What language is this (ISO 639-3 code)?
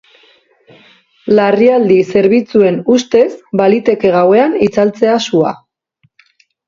eus